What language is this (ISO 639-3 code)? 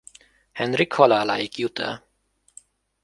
hun